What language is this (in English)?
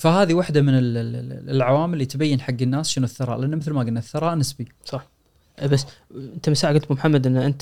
Arabic